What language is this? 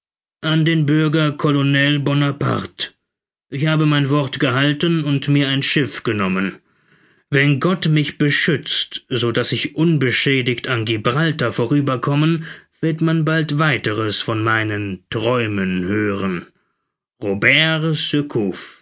German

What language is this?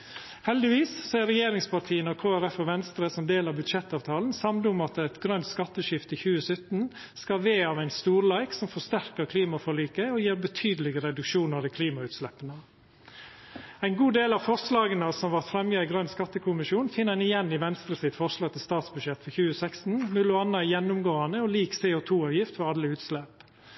Norwegian Nynorsk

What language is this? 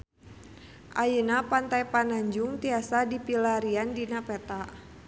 Sundanese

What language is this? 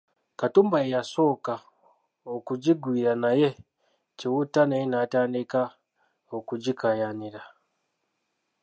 Ganda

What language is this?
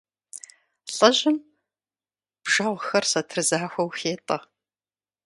Kabardian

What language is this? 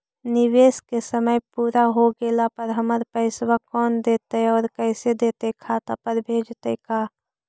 Magahi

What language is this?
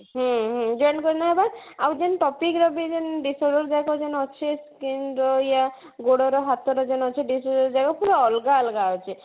Odia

